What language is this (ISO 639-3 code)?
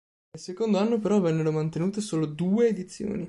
ita